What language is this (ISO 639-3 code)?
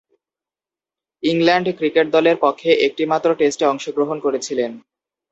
ben